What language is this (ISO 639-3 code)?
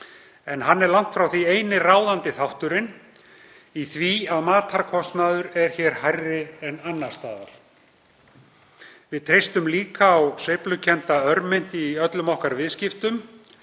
isl